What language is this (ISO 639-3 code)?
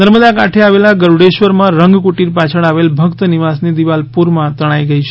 guj